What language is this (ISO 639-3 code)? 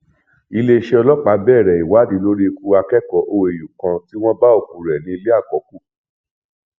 yor